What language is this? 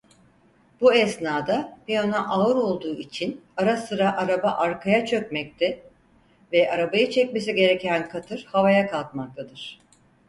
Turkish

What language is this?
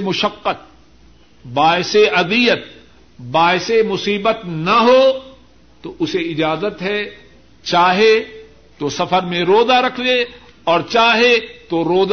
Urdu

